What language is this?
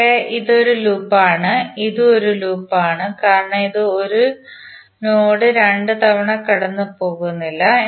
Malayalam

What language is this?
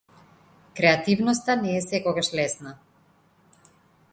Macedonian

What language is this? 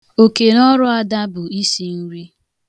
Igbo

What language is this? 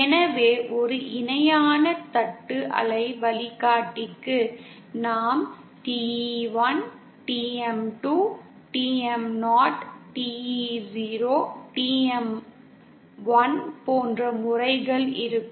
Tamil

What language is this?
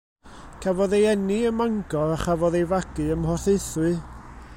Welsh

